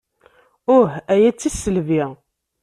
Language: Kabyle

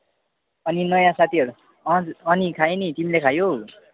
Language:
Nepali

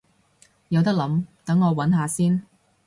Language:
Cantonese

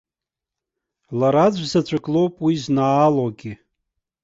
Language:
Abkhazian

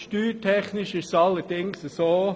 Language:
Swiss German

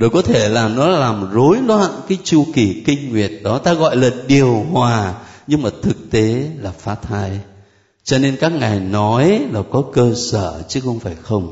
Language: Vietnamese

